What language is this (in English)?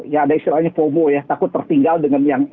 Indonesian